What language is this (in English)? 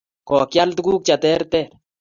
Kalenjin